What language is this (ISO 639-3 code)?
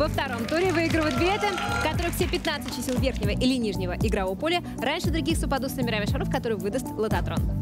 rus